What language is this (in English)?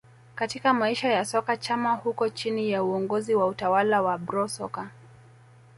Swahili